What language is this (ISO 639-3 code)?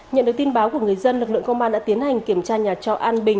vie